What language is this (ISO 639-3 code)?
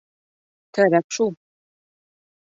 bak